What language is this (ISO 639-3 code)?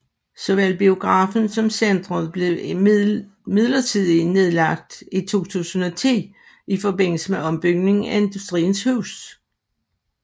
dan